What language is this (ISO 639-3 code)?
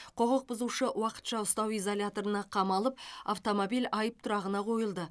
kaz